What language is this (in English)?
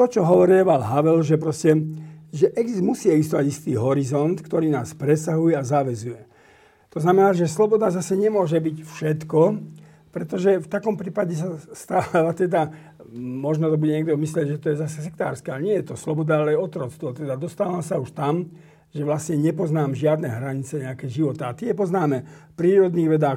Slovak